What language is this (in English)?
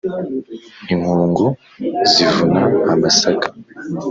Kinyarwanda